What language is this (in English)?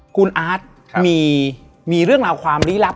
Thai